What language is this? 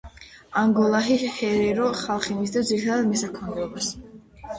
Georgian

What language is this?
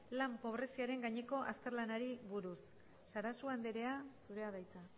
Basque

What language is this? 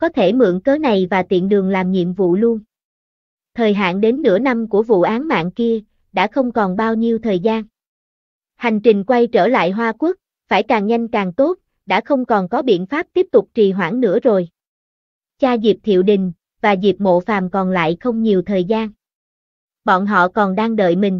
Vietnamese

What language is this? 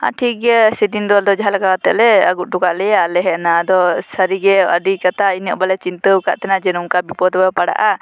Santali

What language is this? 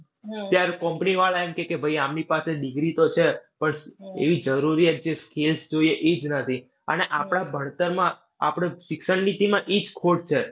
Gujarati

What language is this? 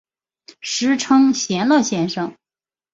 Chinese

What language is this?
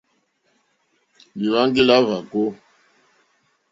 Mokpwe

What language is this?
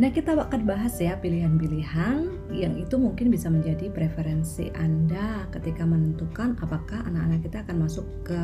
Indonesian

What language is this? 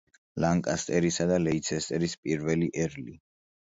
Georgian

